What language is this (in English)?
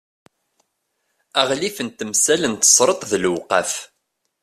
Kabyle